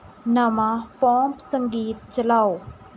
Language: Punjabi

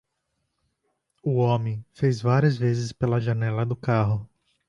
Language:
Portuguese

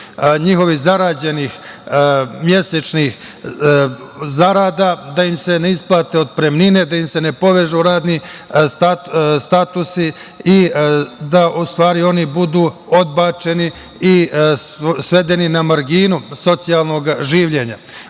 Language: Serbian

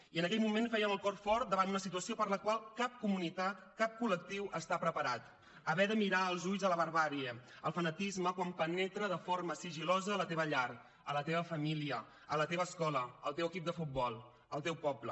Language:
Catalan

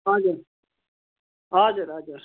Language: Nepali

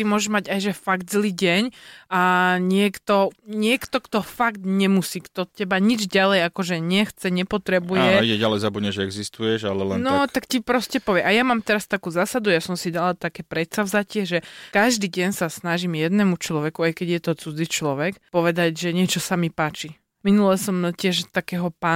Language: Slovak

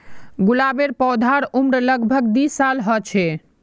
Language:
Magahi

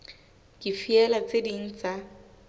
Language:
Southern Sotho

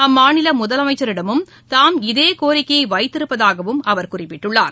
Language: Tamil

